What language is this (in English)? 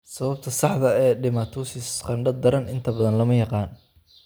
Somali